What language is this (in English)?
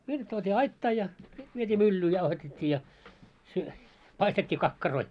Finnish